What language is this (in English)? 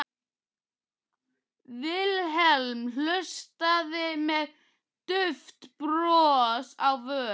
Icelandic